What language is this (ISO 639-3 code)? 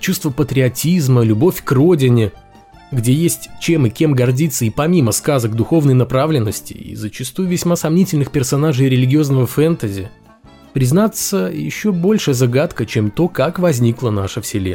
rus